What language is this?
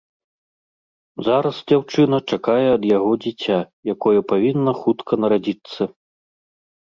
Belarusian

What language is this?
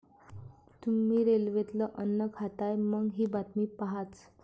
Marathi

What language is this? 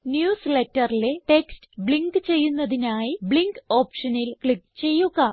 Malayalam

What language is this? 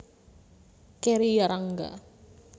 Javanese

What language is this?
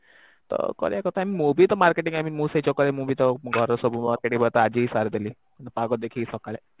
Odia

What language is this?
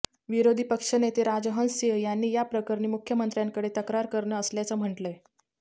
Marathi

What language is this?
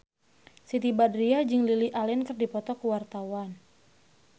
Sundanese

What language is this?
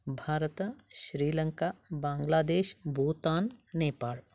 Sanskrit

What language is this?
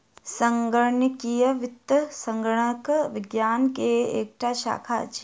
Maithili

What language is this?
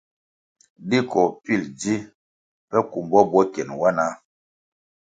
Kwasio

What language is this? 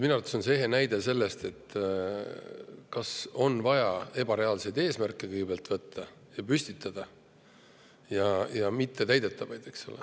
Estonian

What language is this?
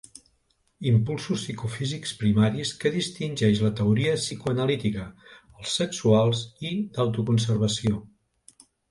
Catalan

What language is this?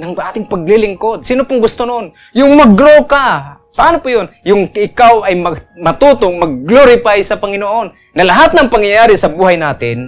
Filipino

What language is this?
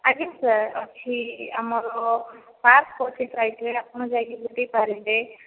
Odia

